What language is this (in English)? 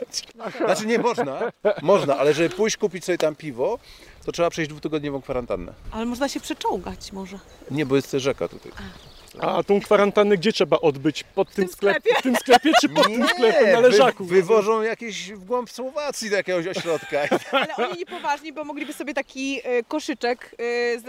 Polish